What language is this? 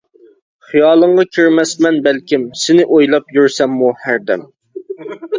Uyghur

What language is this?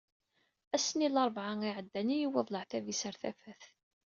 Kabyle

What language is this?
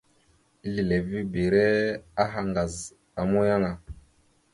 Mada (Cameroon)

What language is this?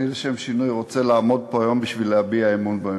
Hebrew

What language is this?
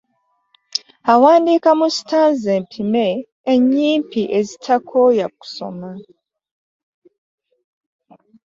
Ganda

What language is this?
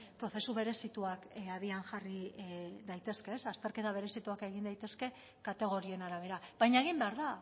Basque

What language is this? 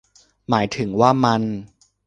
Thai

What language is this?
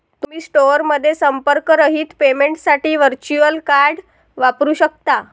Marathi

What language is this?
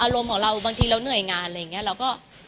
Thai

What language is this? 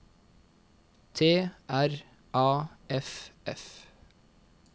Norwegian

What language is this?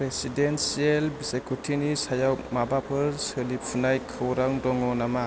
Bodo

